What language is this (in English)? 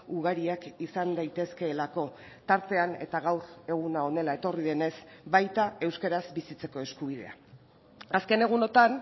Basque